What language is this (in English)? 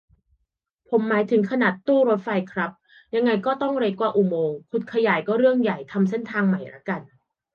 Thai